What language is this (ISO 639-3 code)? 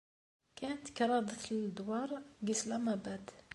kab